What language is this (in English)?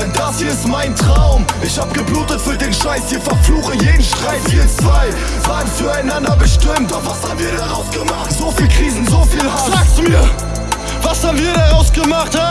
German